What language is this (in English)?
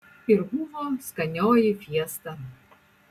Lithuanian